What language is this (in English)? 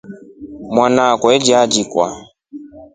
Rombo